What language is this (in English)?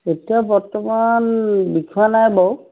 Assamese